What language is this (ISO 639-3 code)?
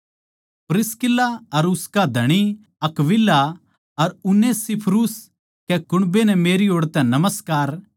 bgc